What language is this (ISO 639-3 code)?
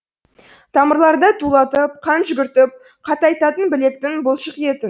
kaz